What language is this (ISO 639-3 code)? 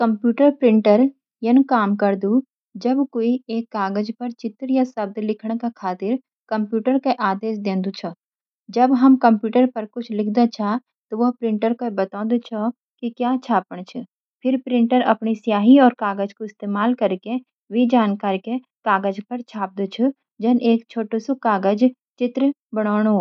gbm